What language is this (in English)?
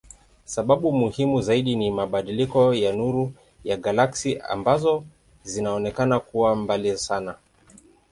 Swahili